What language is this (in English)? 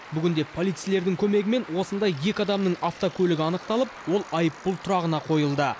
Kazakh